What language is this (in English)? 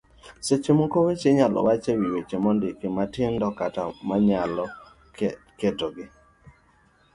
Luo (Kenya and Tanzania)